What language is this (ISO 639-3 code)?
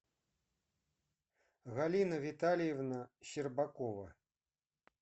rus